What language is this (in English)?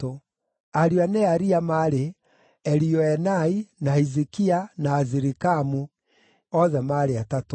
Kikuyu